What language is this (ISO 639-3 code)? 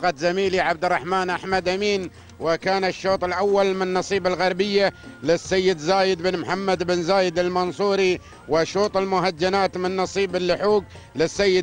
ara